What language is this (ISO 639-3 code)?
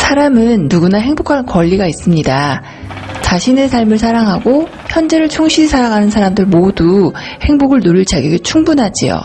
kor